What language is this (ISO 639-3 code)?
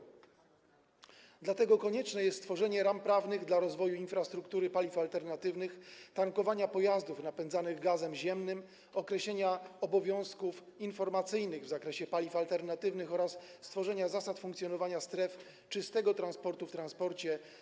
pol